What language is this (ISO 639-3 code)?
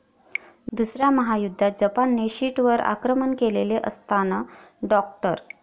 mar